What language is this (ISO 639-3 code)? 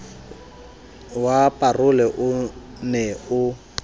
sot